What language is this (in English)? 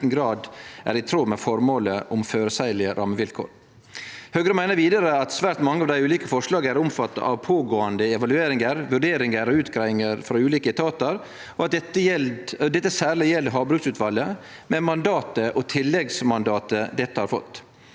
Norwegian